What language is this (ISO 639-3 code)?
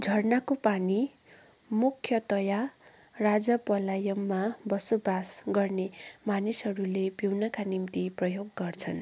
nep